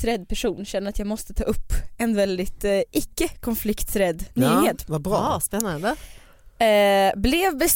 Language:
Swedish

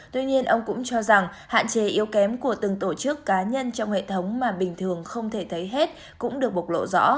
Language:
Vietnamese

